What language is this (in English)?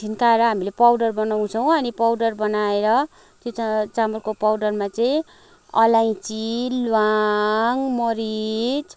Nepali